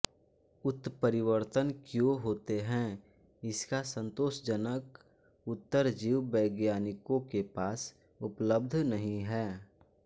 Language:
Hindi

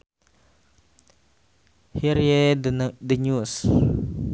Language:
Sundanese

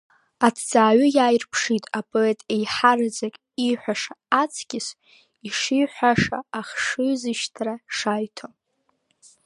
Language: Abkhazian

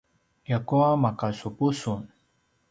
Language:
Paiwan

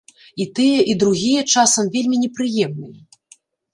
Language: Belarusian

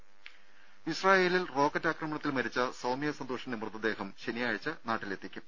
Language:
Malayalam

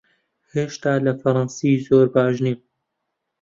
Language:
Central Kurdish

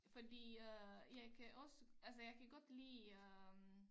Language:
Danish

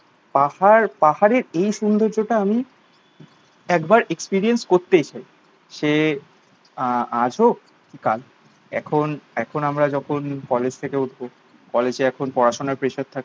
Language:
Bangla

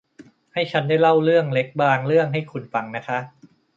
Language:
Thai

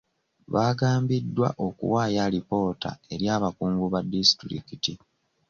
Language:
Ganda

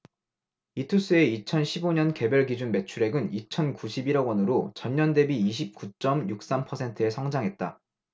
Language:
Korean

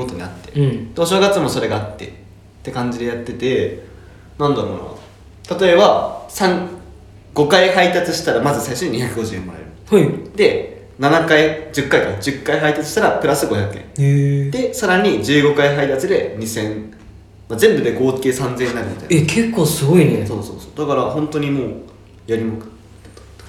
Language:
Japanese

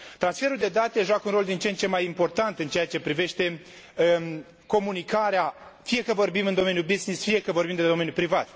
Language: Romanian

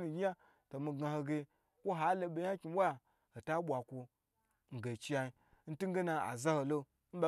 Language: Gbagyi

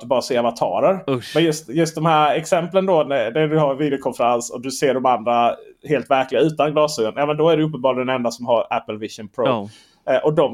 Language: Swedish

